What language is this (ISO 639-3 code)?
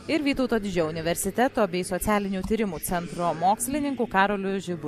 lit